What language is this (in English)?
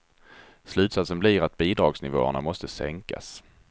Swedish